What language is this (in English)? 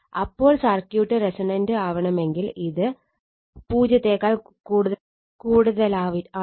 Malayalam